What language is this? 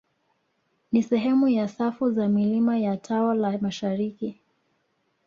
Swahili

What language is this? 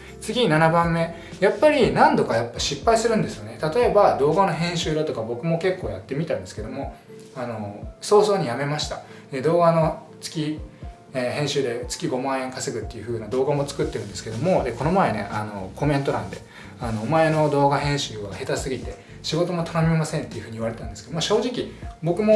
Japanese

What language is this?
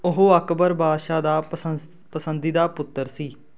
Punjabi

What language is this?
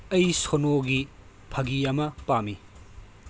Manipuri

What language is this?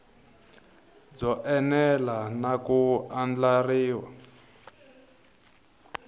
Tsonga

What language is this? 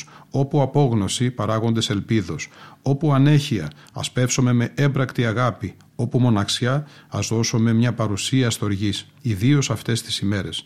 Greek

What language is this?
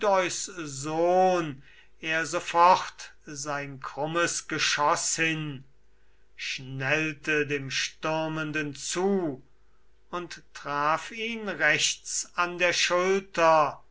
German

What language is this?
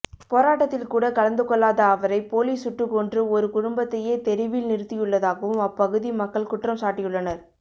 Tamil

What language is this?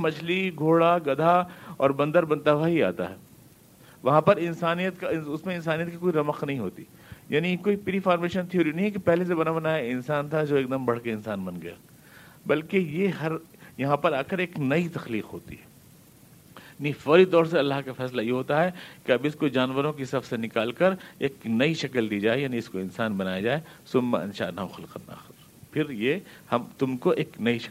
Urdu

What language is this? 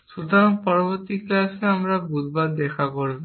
Bangla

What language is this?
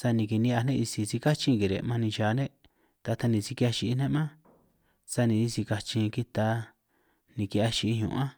San Martín Itunyoso Triqui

